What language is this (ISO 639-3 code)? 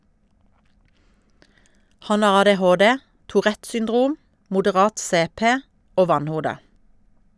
nor